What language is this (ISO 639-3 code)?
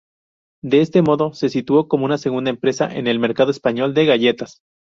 spa